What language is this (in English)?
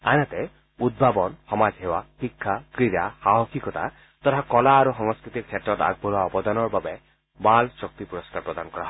Assamese